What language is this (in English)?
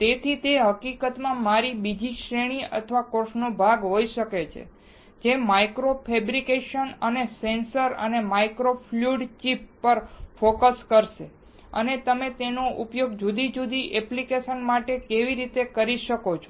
Gujarati